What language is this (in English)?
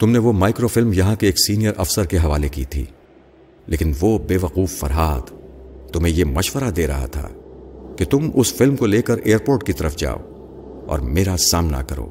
Urdu